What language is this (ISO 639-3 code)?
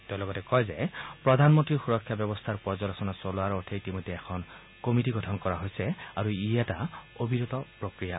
asm